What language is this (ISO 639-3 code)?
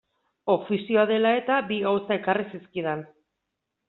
eus